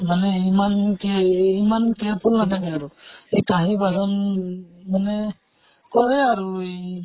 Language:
Assamese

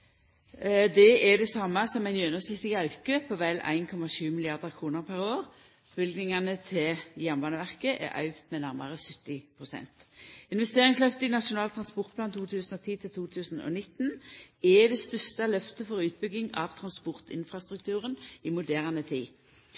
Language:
Norwegian Nynorsk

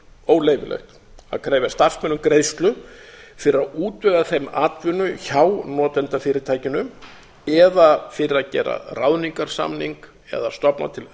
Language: Icelandic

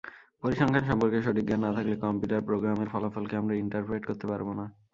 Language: Bangla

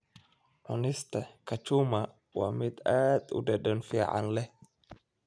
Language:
Somali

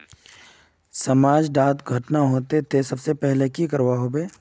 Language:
Magahi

